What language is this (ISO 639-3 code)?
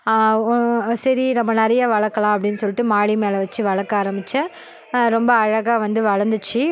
tam